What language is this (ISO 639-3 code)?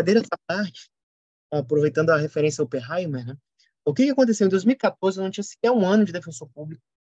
por